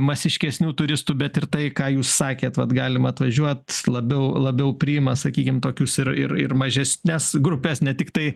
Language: Lithuanian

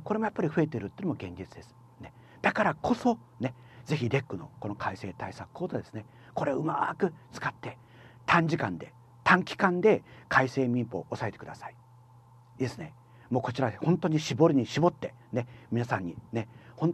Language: Japanese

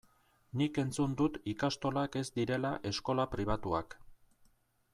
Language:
Basque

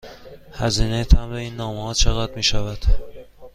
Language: Persian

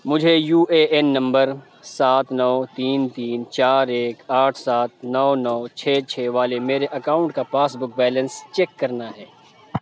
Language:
Urdu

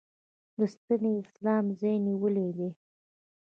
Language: Pashto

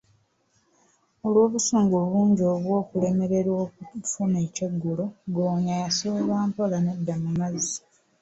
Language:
Ganda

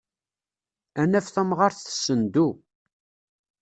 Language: Kabyle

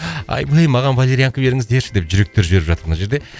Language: Kazakh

